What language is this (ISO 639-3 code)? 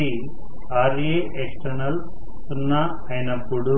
tel